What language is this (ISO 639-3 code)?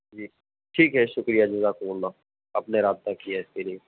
urd